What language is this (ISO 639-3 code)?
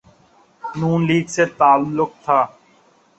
urd